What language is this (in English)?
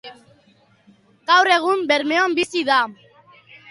Basque